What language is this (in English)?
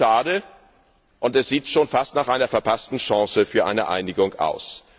German